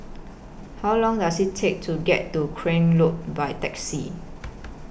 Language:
English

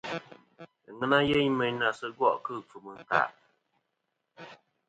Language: Kom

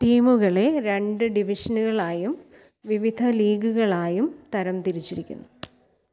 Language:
Malayalam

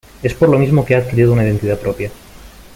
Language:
Spanish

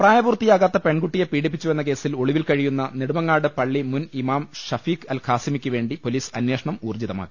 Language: Malayalam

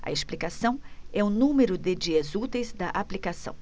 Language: Portuguese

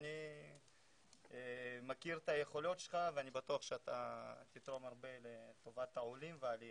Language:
Hebrew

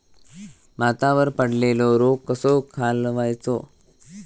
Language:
Marathi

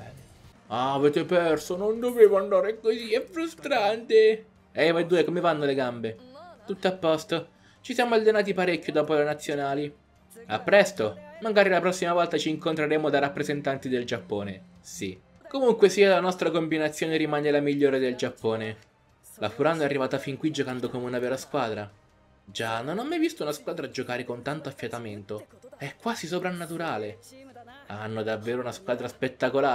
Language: Italian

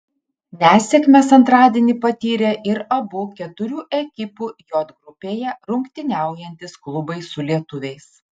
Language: Lithuanian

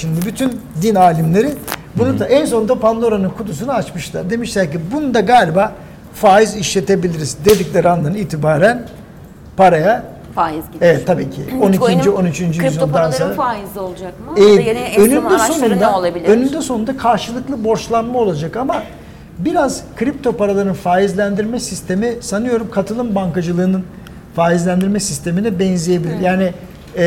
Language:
Turkish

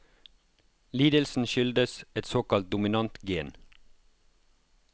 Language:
Norwegian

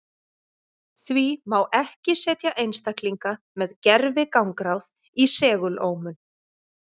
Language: Icelandic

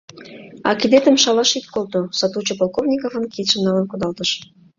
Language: Mari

